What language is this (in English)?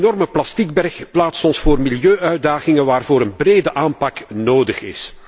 Dutch